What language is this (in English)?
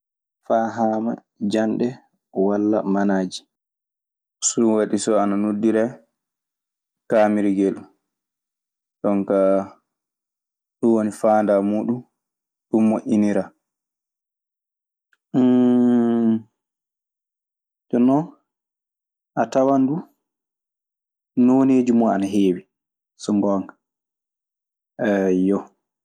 Maasina Fulfulde